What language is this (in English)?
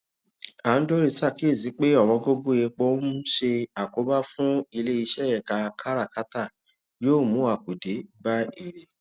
Yoruba